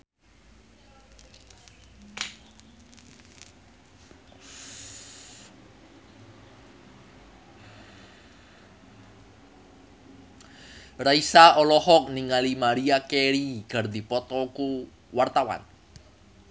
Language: Sundanese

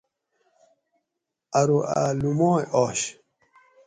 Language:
Gawri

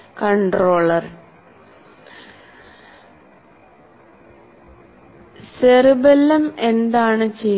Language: Malayalam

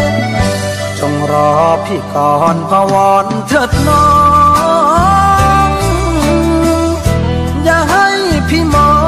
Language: Thai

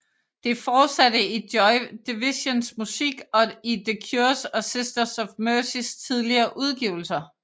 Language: Danish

